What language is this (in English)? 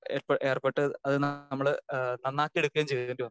Malayalam